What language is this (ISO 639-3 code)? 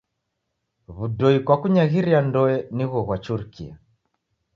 dav